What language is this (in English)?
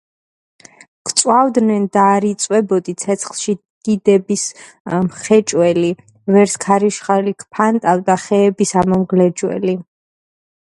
Georgian